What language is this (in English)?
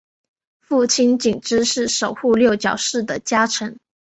Chinese